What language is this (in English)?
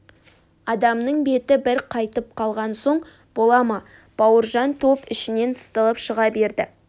Kazakh